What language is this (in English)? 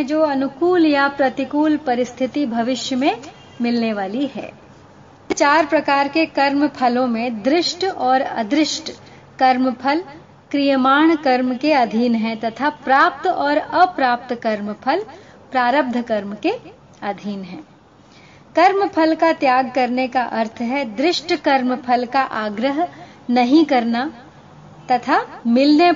Hindi